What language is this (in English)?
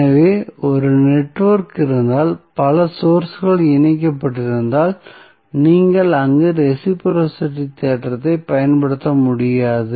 Tamil